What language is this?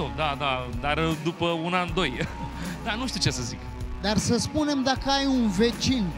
Romanian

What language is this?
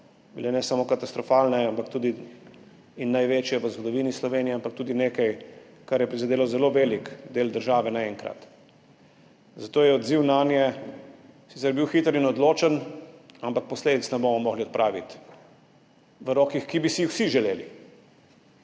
Slovenian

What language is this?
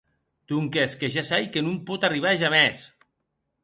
Occitan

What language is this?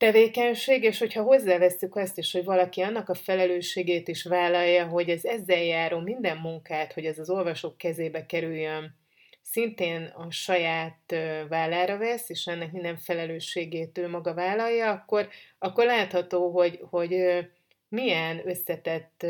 Hungarian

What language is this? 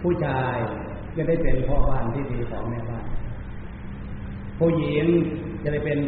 Thai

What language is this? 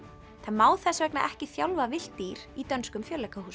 Icelandic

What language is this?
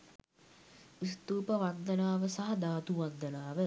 Sinhala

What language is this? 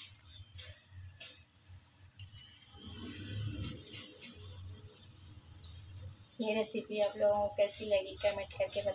Hindi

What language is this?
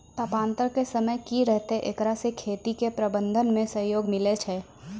Maithili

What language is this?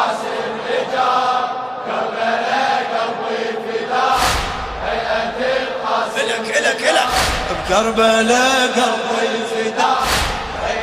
Arabic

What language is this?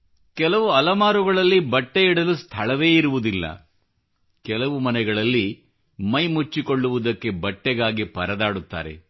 Kannada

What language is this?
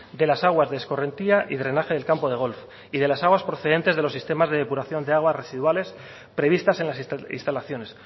Spanish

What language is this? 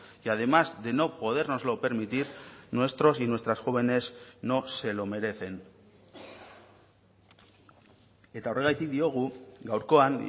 Spanish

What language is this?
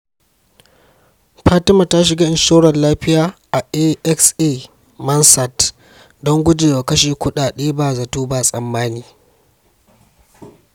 Hausa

